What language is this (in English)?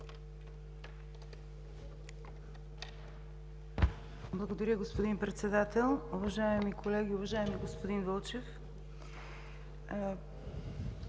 Bulgarian